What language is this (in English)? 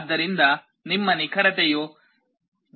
Kannada